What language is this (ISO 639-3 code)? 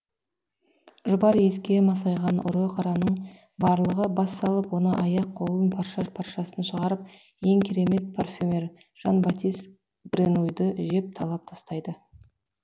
kaz